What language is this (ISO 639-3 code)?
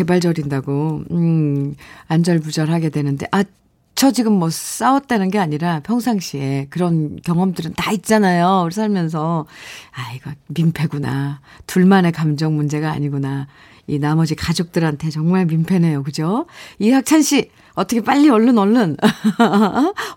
kor